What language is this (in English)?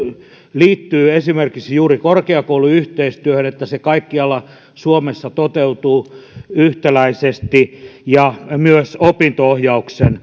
Finnish